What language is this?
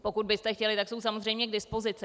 Czech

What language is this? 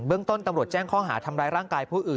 Thai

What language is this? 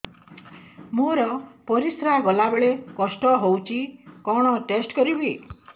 Odia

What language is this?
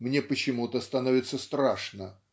Russian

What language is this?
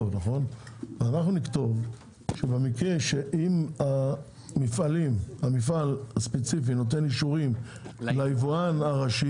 Hebrew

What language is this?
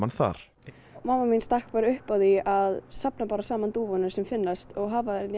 Icelandic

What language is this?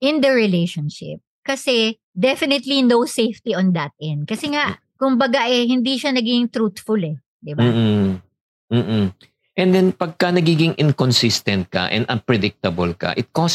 Filipino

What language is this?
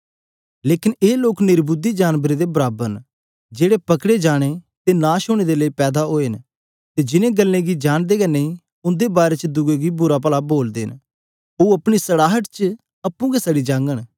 Dogri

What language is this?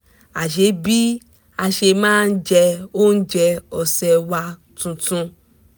Yoruba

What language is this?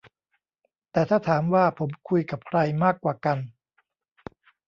Thai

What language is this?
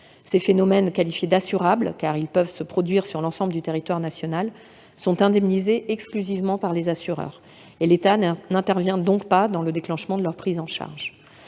French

